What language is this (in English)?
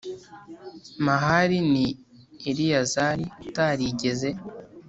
Kinyarwanda